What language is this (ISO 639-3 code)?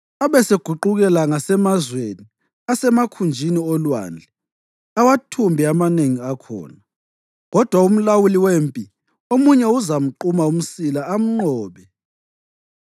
nde